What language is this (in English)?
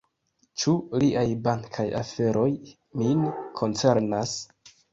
Esperanto